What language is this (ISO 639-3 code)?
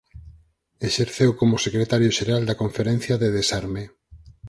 glg